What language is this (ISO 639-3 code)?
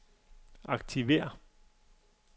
dan